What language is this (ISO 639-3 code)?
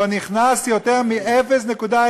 heb